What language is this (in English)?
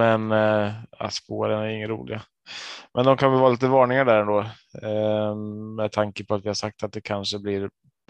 Swedish